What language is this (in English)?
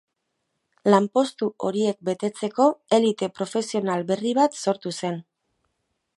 Basque